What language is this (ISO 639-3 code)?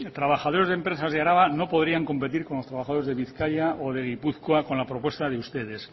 spa